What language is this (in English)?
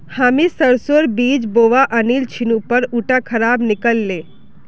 Magahi